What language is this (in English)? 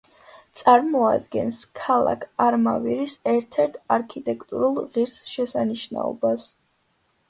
Georgian